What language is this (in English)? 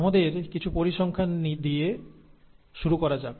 Bangla